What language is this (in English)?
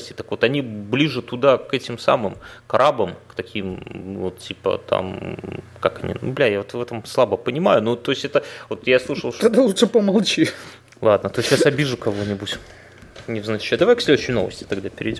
Russian